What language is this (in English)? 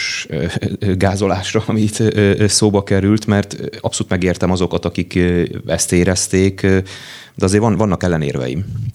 Hungarian